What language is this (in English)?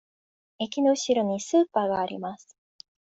Japanese